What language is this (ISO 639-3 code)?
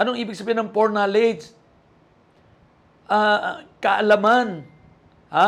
fil